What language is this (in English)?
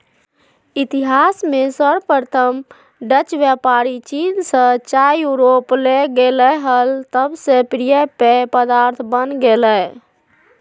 Magahi